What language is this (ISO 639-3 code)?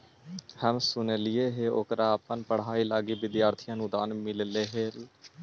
mag